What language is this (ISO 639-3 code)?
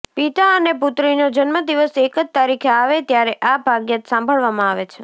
guj